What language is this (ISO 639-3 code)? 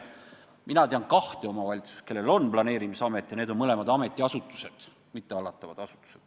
est